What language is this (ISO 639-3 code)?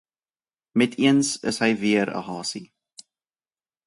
afr